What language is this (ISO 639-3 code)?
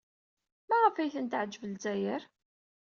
kab